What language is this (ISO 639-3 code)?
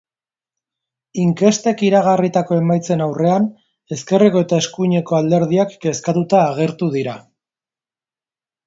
eus